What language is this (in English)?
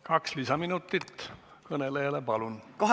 Estonian